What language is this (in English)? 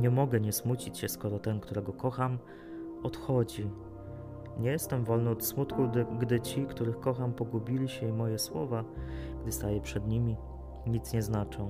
Polish